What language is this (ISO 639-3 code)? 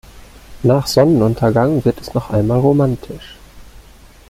deu